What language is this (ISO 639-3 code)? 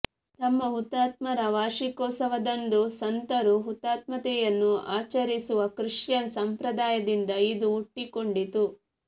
kan